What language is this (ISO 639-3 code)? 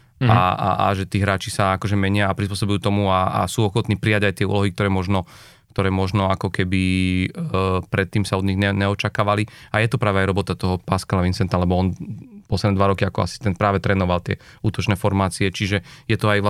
slk